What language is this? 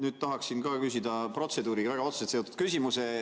Estonian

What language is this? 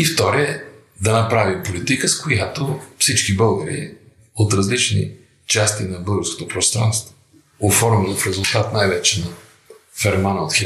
Bulgarian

